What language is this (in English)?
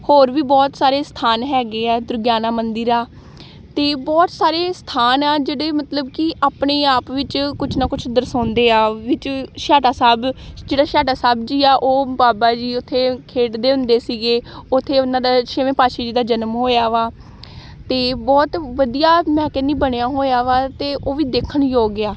Punjabi